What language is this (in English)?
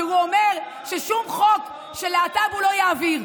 Hebrew